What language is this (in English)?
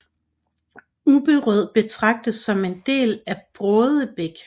Danish